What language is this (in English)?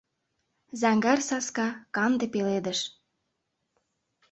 Mari